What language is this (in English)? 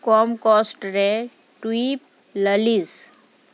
Santali